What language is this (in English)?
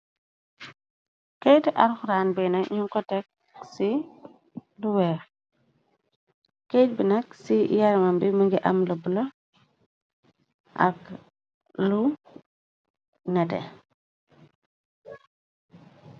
Wolof